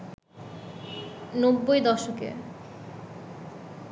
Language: Bangla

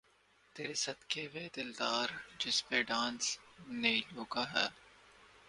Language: Urdu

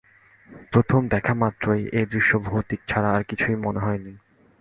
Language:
Bangla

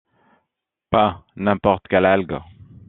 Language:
French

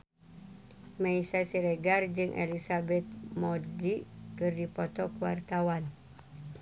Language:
Sundanese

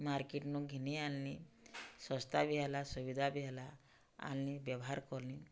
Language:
Odia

